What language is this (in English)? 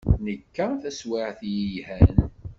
Kabyle